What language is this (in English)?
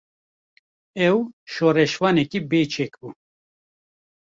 Kurdish